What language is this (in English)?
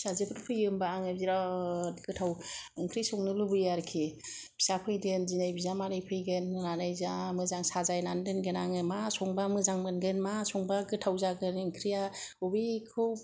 Bodo